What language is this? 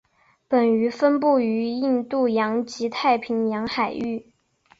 Chinese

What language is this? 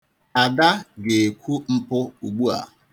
Igbo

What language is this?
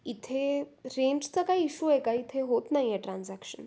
Marathi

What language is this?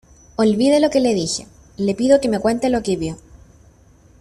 Spanish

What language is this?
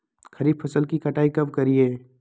Magahi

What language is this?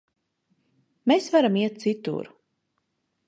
Latvian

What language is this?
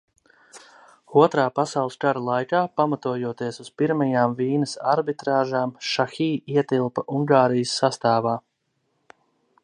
Latvian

